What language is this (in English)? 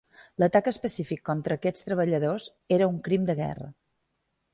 Catalan